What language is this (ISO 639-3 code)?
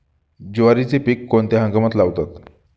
mar